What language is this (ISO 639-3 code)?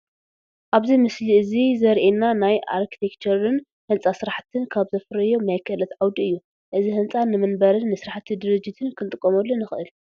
tir